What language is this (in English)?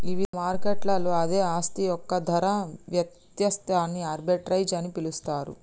Telugu